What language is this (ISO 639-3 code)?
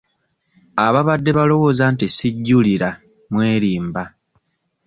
lug